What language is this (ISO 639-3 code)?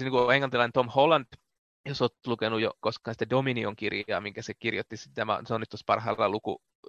fin